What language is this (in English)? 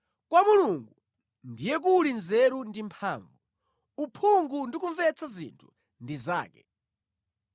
Nyanja